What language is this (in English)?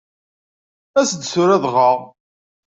Kabyle